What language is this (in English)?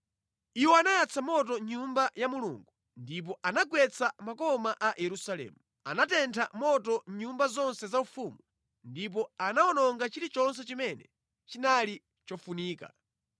Nyanja